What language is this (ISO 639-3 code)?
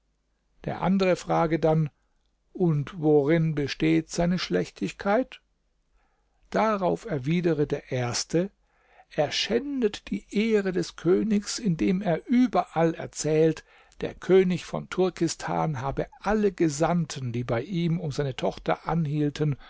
deu